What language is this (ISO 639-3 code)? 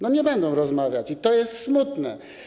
pol